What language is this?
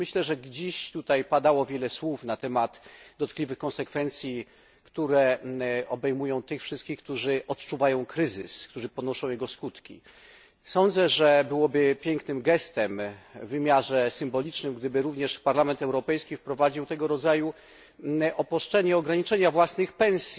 Polish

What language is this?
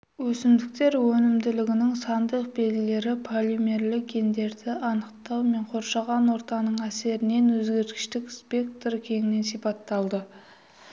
Kazakh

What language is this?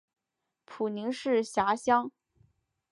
Chinese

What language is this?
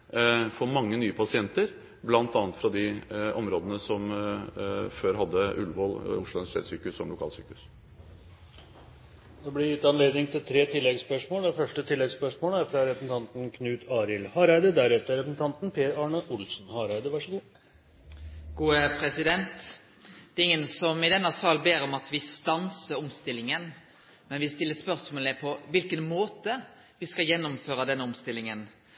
Norwegian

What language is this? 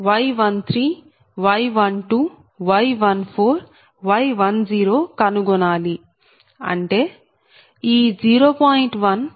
Telugu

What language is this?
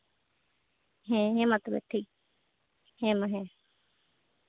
Santali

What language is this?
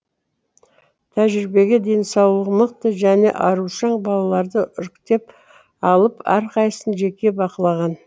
Kazakh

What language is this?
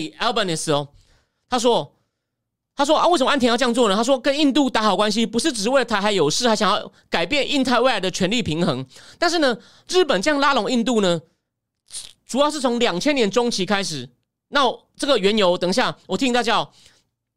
Chinese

